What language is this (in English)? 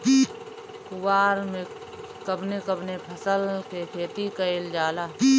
Bhojpuri